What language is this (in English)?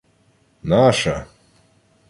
Ukrainian